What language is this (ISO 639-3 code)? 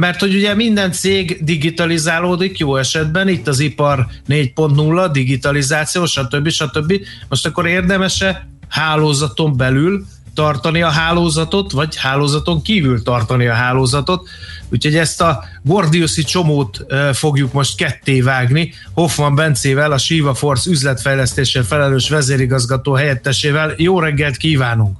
hun